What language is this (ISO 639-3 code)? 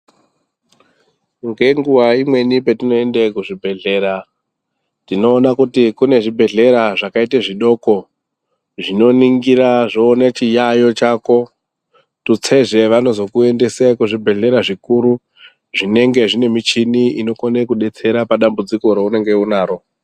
ndc